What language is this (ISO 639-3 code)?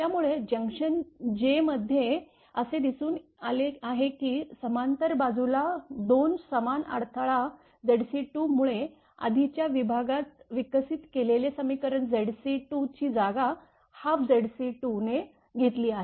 mar